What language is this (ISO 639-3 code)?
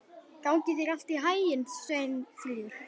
isl